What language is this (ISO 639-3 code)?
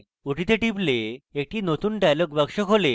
ben